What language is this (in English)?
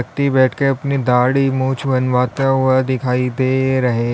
Hindi